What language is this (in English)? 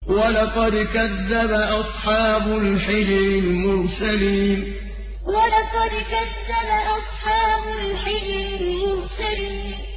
Arabic